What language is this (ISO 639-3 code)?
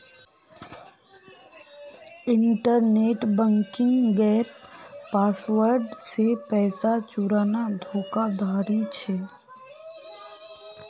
mag